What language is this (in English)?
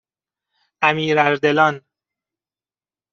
Persian